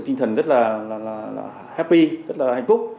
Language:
Vietnamese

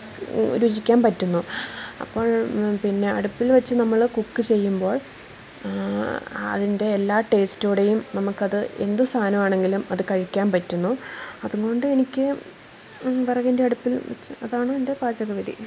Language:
Malayalam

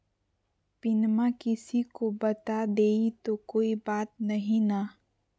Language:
Magahi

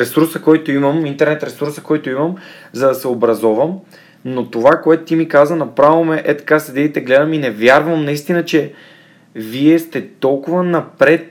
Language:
Bulgarian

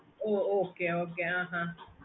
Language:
Tamil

